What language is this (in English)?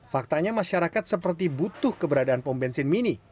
Indonesian